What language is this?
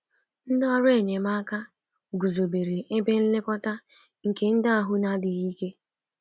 Igbo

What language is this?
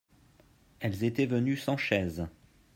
French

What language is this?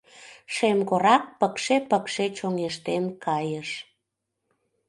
Mari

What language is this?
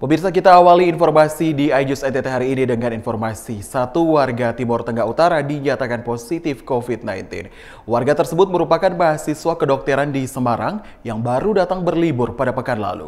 Indonesian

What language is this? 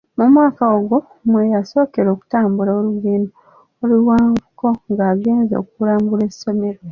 Ganda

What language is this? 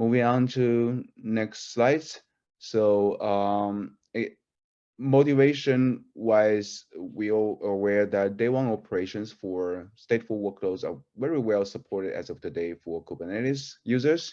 English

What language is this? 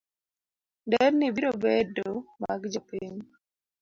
Luo (Kenya and Tanzania)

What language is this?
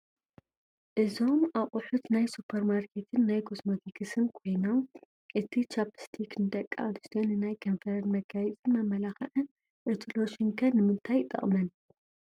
Tigrinya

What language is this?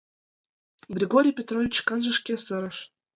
Mari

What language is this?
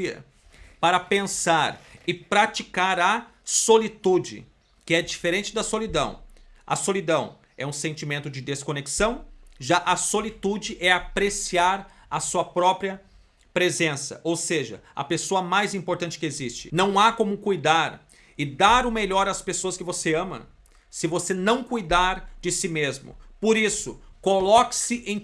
Portuguese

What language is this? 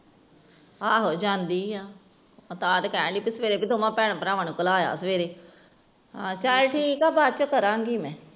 Punjabi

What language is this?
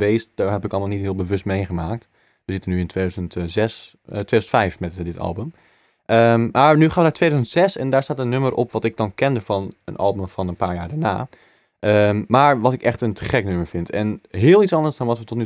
Dutch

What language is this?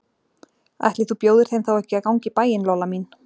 Icelandic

